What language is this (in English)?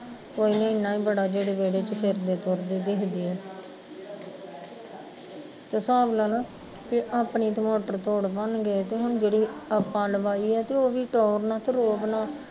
Punjabi